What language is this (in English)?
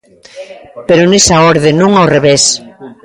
Galician